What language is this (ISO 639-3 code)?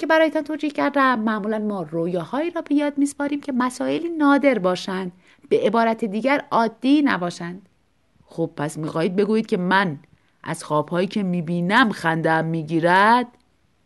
fas